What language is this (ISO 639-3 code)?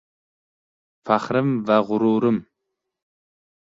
uzb